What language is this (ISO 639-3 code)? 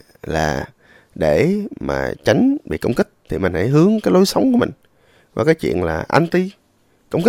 vie